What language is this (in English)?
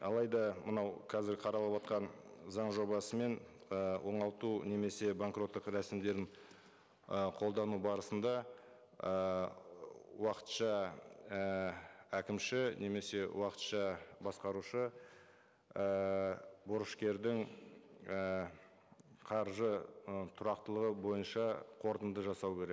Kazakh